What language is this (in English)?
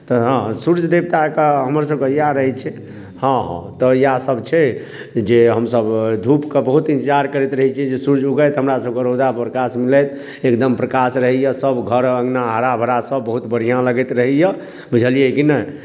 Maithili